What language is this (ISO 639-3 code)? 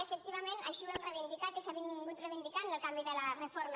cat